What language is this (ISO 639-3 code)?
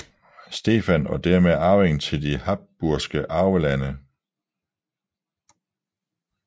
dan